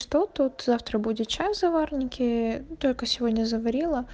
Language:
Russian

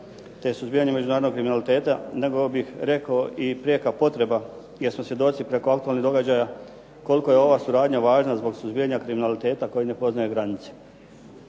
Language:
Croatian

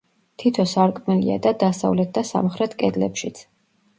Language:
Georgian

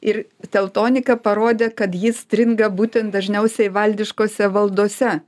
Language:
Lithuanian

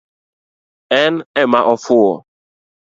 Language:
Luo (Kenya and Tanzania)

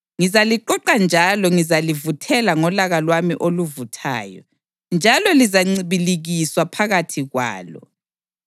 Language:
North Ndebele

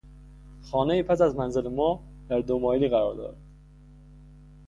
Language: Persian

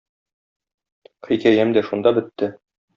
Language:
Tatar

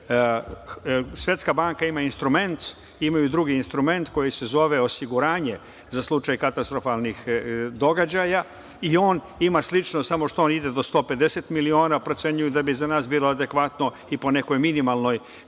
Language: Serbian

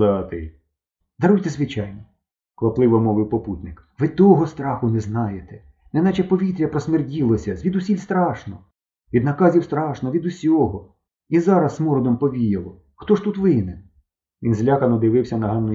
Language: Ukrainian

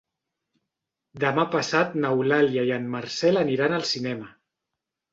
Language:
Catalan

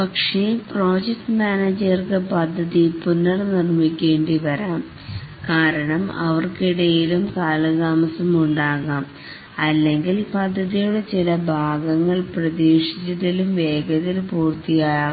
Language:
Malayalam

